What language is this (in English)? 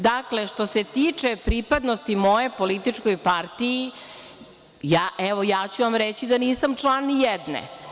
Serbian